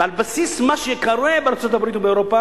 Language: Hebrew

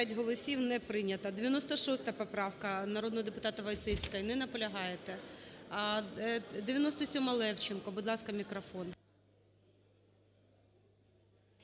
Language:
Ukrainian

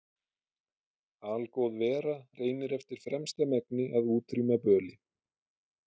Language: Icelandic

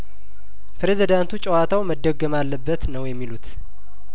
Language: Amharic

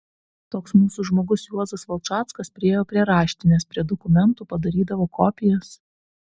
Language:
Lithuanian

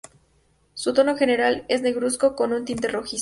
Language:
Spanish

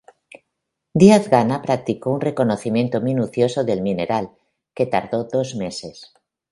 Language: Spanish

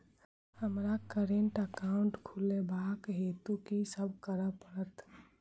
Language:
Maithili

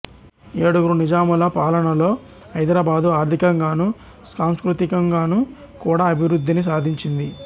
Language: Telugu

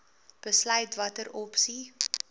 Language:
Afrikaans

